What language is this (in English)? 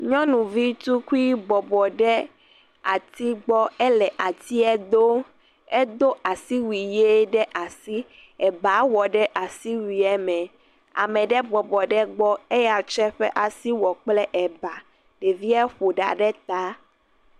Ewe